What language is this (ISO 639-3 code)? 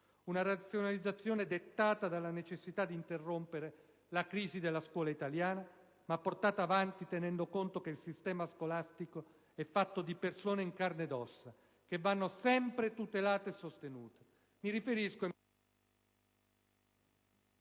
ita